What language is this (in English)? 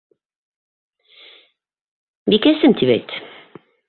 Bashkir